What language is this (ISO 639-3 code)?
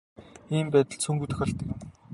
mon